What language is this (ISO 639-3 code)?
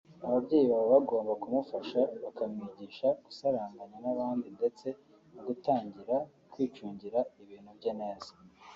kin